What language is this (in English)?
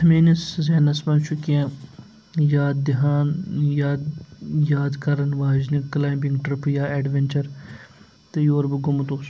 Kashmiri